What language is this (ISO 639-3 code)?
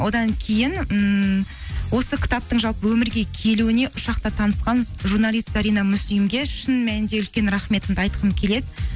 kaz